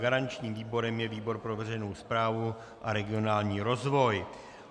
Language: Czech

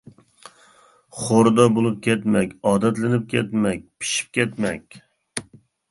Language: Uyghur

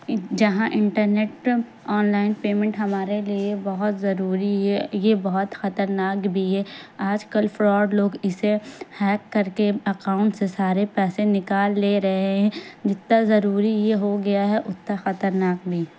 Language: Urdu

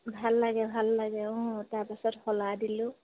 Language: Assamese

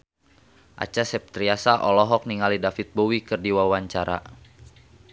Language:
Sundanese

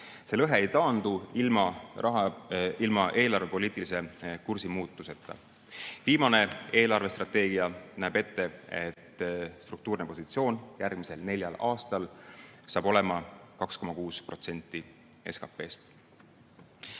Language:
Estonian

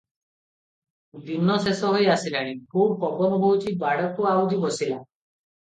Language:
Odia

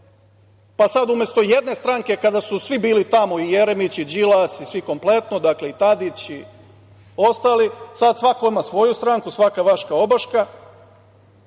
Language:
Serbian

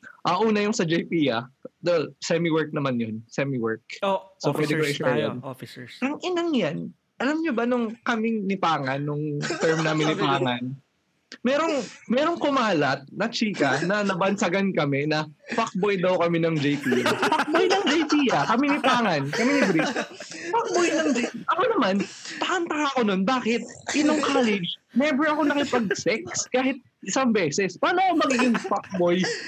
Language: Filipino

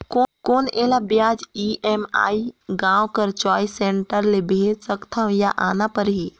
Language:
Chhattisgarhi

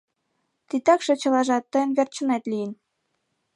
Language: Mari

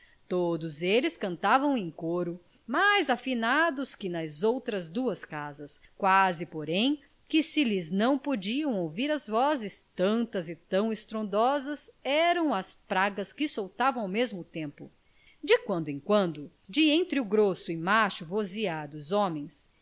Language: Portuguese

